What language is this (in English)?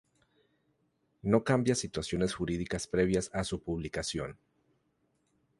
Spanish